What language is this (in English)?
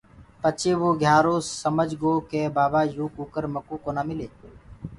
Gurgula